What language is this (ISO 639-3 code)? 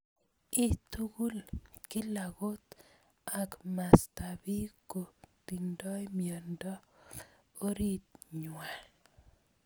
kln